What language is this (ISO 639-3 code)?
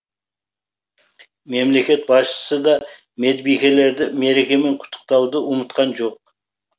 kaz